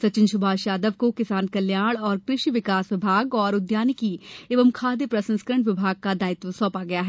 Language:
Hindi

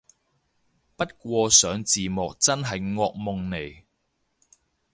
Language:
Cantonese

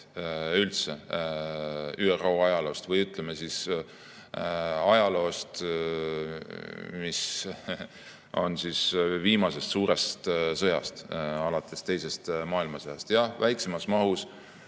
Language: Estonian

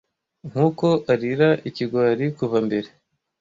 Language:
Kinyarwanda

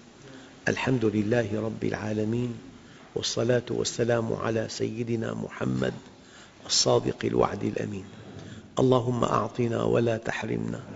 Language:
Arabic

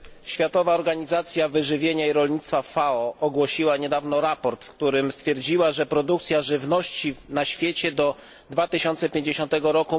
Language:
Polish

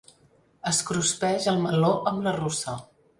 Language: Catalan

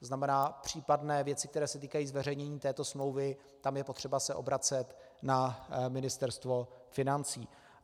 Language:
Czech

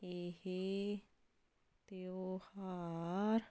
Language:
Punjabi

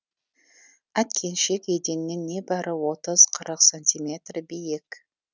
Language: Kazakh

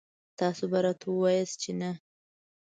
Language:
Pashto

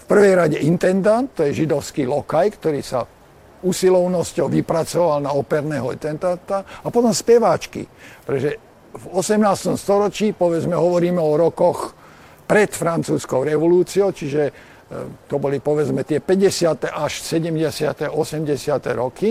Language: Slovak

